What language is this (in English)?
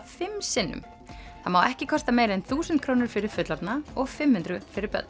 Icelandic